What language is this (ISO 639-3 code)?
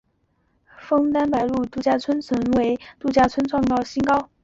zho